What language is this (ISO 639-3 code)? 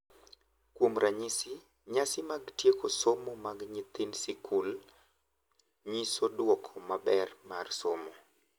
luo